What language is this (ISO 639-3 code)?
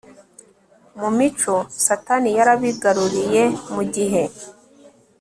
kin